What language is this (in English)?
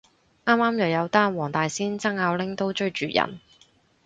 Cantonese